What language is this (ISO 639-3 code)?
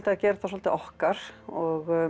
isl